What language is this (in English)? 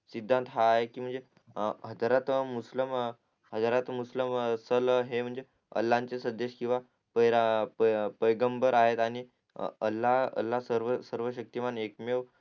Marathi